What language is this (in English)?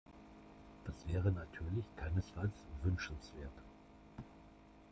German